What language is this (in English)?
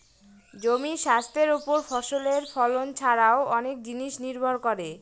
Bangla